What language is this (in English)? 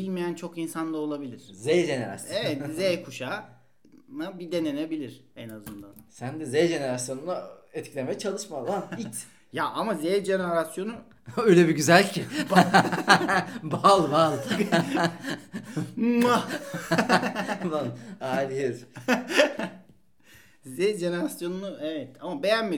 Turkish